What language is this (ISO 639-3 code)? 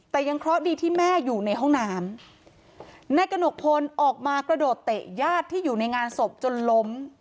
tha